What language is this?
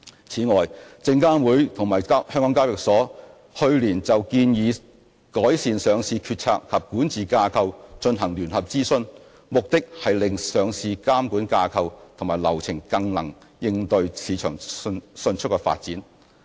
Cantonese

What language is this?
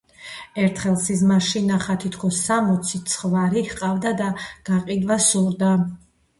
Georgian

